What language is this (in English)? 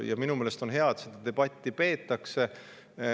Estonian